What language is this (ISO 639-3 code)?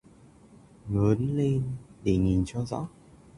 vie